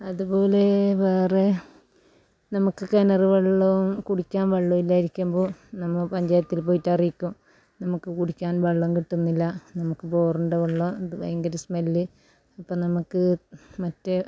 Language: Malayalam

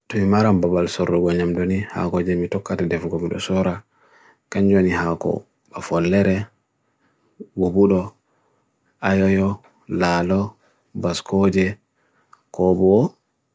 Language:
Bagirmi Fulfulde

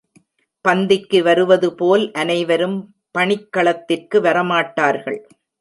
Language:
Tamil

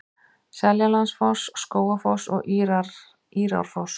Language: Icelandic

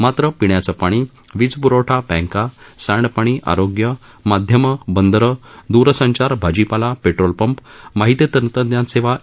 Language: Marathi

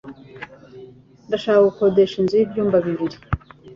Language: Kinyarwanda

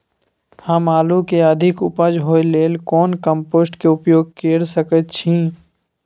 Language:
Maithili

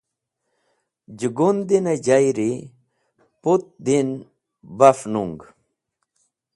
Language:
Wakhi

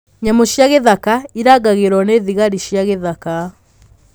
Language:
Kikuyu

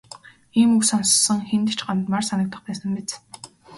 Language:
Mongolian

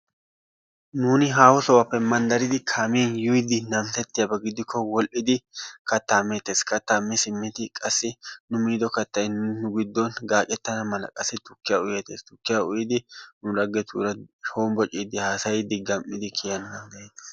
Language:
Wolaytta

